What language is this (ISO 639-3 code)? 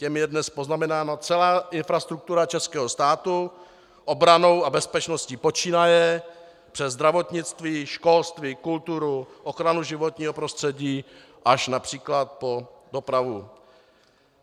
ces